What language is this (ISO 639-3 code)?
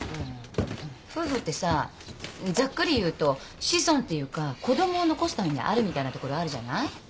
jpn